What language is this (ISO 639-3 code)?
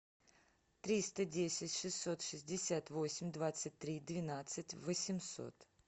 rus